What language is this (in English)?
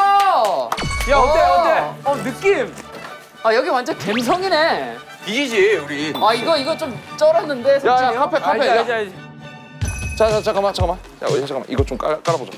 Korean